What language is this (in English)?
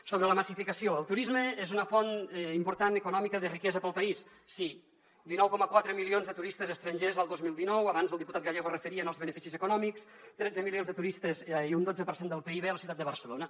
Catalan